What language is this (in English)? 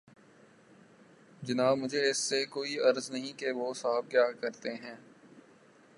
Urdu